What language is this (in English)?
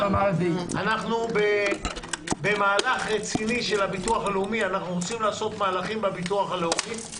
Hebrew